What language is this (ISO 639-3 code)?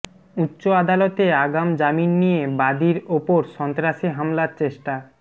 ben